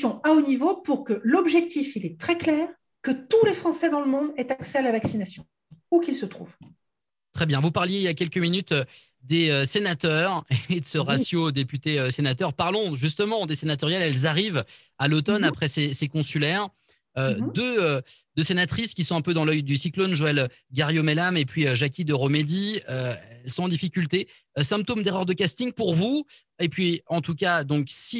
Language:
French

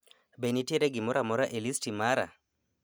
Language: Luo (Kenya and Tanzania)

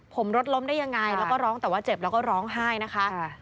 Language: Thai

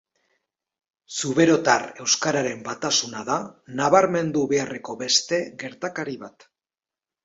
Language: Basque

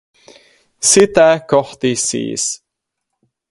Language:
Finnish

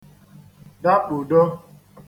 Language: Igbo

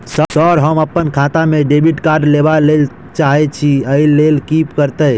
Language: Maithili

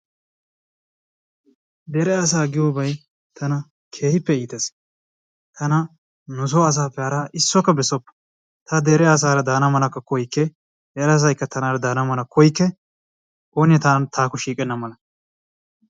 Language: Wolaytta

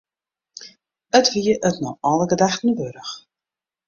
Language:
Western Frisian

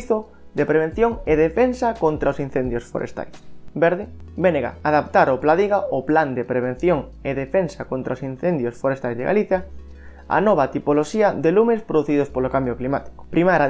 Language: Spanish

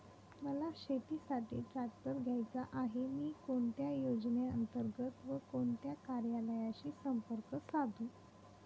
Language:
Marathi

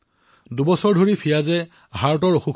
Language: Assamese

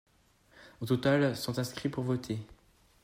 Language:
French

